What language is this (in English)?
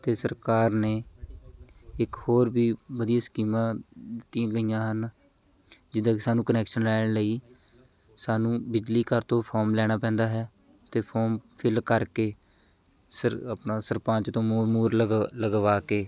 Punjabi